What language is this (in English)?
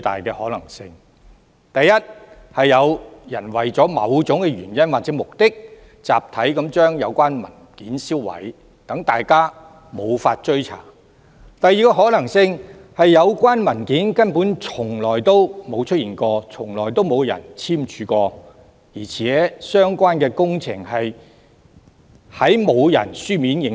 Cantonese